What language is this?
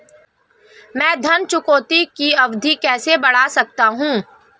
Hindi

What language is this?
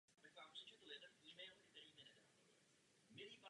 Czech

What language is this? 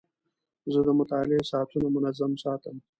Pashto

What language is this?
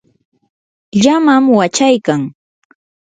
Yanahuanca Pasco Quechua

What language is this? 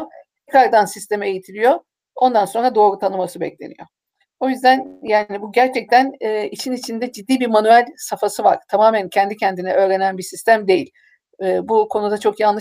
Turkish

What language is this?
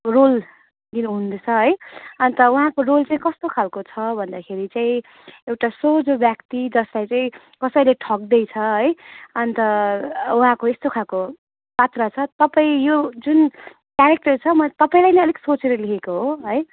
Nepali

